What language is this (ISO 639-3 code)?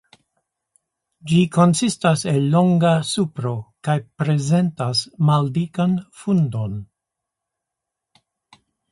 epo